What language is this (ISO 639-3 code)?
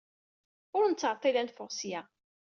kab